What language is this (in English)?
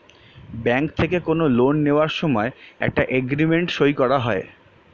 Bangla